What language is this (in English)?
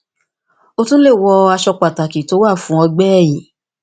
Yoruba